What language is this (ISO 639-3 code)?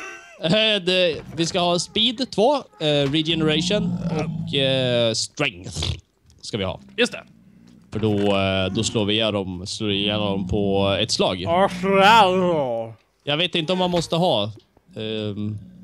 swe